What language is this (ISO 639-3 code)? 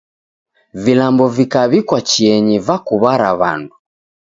dav